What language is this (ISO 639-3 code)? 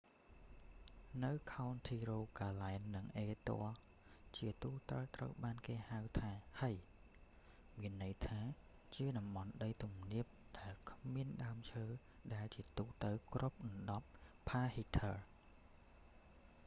khm